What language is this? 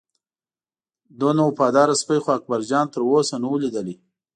Pashto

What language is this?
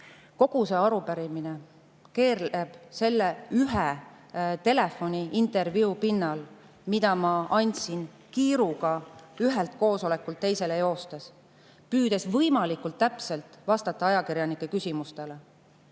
Estonian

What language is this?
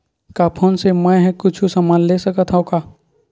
Chhattisgarhi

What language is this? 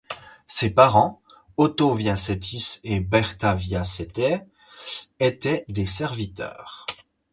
French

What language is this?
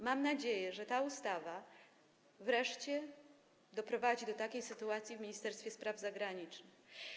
Polish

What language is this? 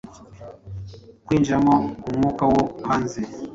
Kinyarwanda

